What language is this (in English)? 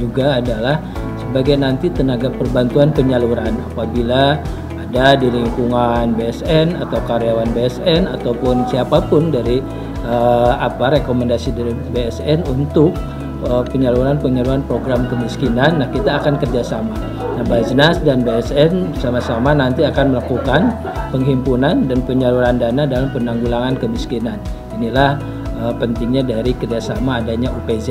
Indonesian